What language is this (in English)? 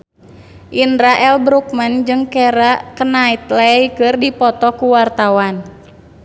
Sundanese